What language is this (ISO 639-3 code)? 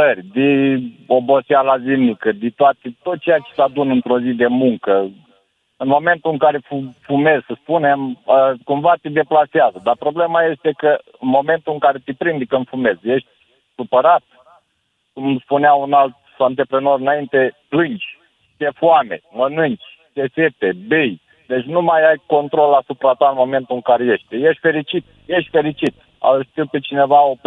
ron